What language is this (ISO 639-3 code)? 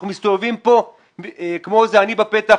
heb